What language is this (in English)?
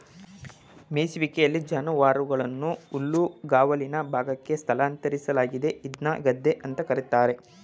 Kannada